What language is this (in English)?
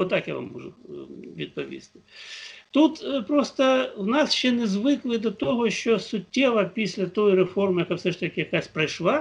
Ukrainian